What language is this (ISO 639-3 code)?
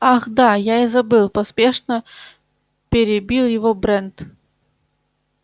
rus